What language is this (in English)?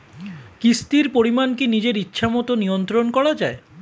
Bangla